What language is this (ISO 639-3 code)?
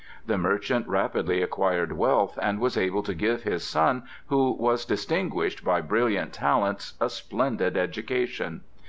eng